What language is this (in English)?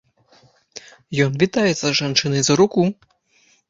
Belarusian